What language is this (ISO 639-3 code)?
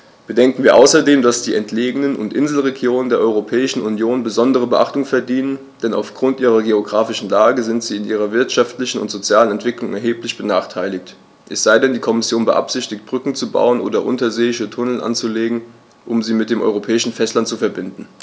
deu